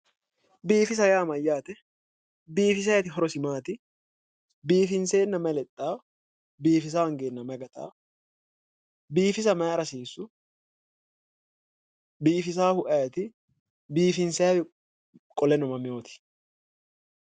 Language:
Sidamo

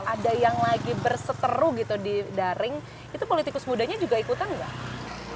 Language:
Indonesian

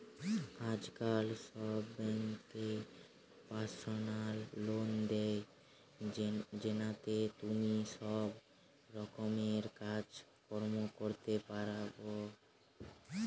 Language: Bangla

